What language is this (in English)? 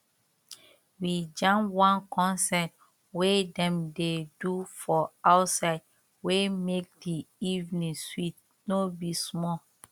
Nigerian Pidgin